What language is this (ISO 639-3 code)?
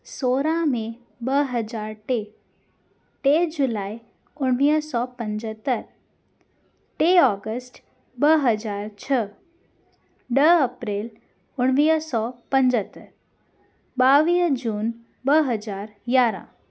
snd